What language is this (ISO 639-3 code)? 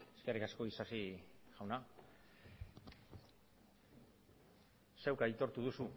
eus